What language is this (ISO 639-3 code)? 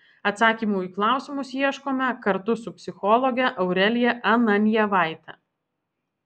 lit